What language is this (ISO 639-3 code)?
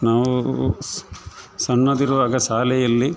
kan